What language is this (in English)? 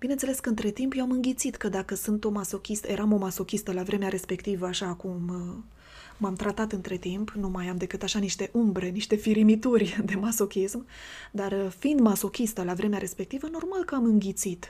Romanian